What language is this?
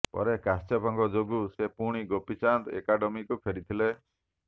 Odia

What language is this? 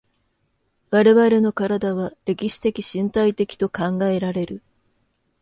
Japanese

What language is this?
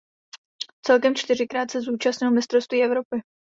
Czech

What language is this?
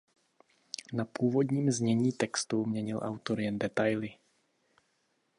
Czech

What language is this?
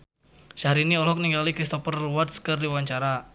Sundanese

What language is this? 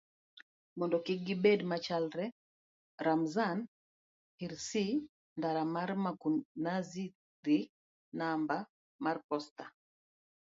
Luo (Kenya and Tanzania)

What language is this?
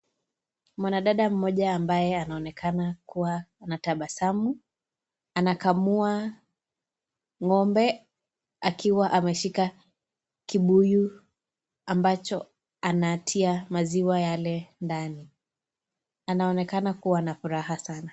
Swahili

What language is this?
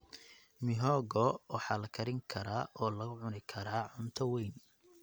Somali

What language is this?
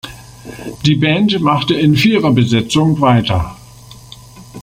German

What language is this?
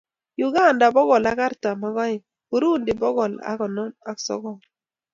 Kalenjin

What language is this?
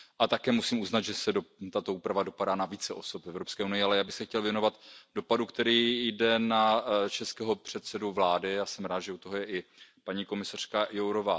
Czech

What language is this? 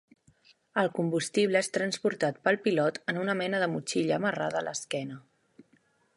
Catalan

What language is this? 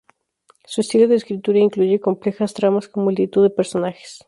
Spanish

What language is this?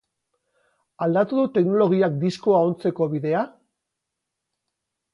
Basque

